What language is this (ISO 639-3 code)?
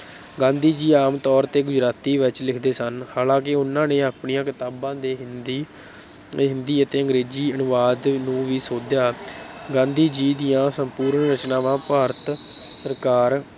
pan